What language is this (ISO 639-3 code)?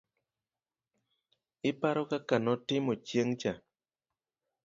luo